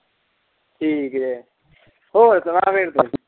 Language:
Punjabi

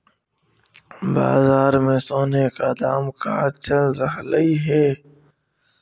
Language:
Magahi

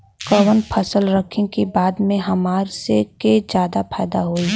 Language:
Bhojpuri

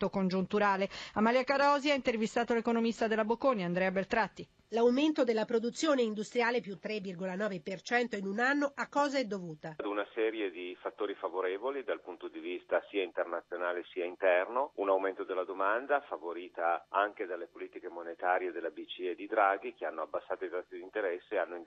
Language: Italian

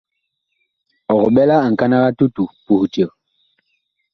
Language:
Bakoko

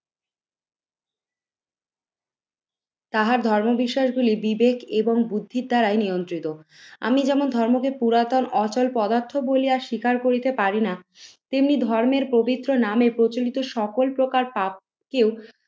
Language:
Bangla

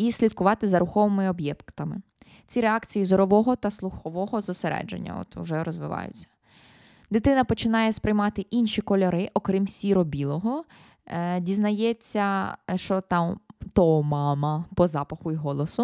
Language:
Ukrainian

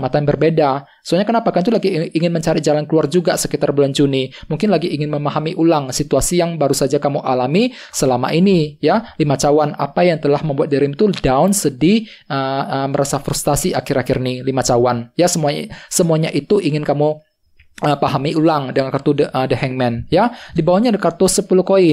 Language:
Indonesian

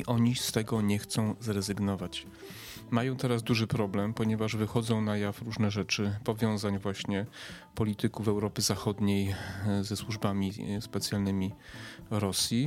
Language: Polish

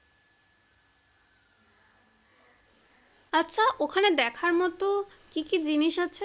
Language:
Bangla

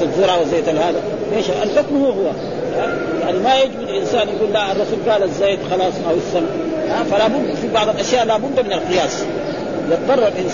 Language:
Arabic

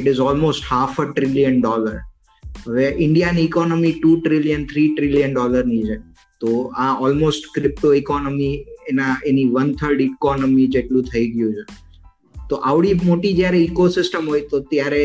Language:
Gujarati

